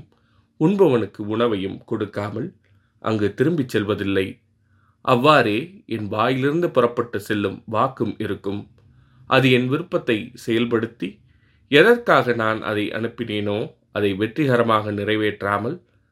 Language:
Tamil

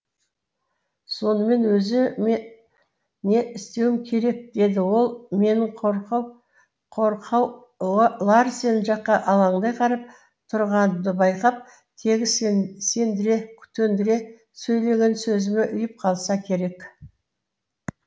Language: Kazakh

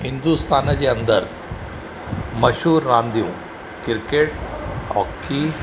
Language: Sindhi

